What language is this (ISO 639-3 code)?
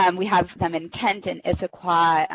eng